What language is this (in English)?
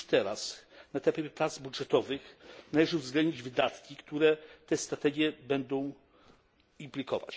Polish